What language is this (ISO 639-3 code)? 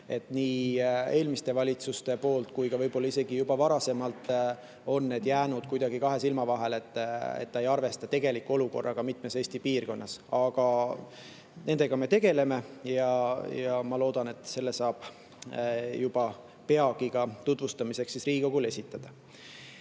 est